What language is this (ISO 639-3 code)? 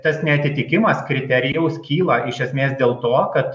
lit